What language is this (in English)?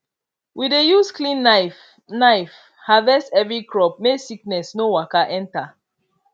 Nigerian Pidgin